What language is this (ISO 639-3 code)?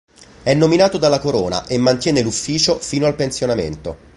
ita